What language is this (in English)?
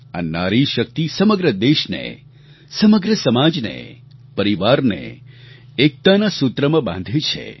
Gujarati